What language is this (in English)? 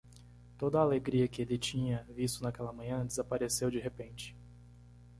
Portuguese